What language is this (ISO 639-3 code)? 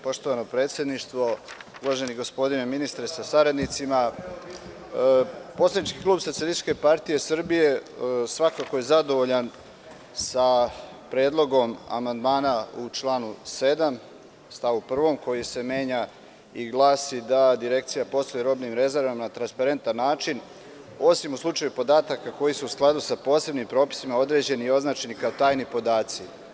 srp